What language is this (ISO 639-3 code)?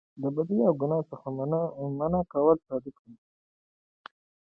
pus